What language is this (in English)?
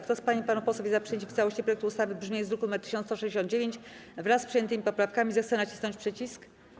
Polish